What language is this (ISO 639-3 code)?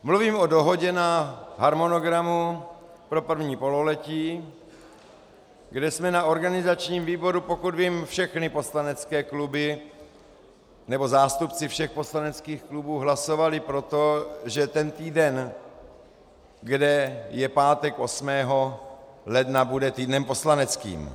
ces